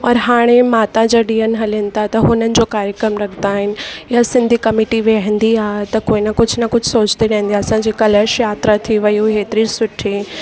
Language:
Sindhi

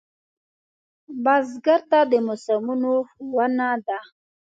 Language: Pashto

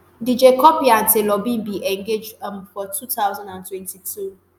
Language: Nigerian Pidgin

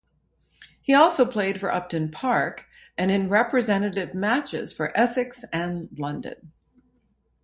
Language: English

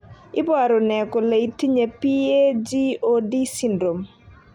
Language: Kalenjin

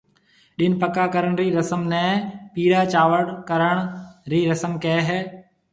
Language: Marwari (Pakistan)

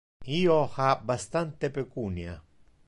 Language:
Interlingua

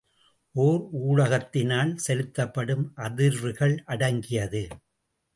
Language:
Tamil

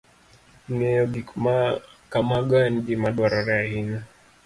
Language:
Luo (Kenya and Tanzania)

